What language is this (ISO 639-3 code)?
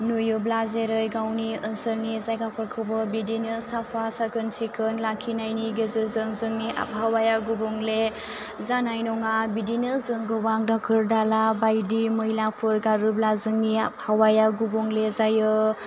brx